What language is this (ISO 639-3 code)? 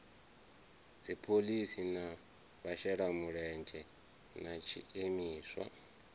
ven